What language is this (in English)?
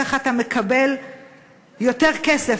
Hebrew